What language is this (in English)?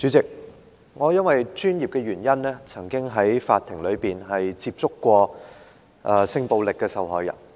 Cantonese